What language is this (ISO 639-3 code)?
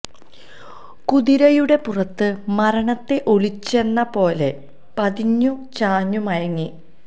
mal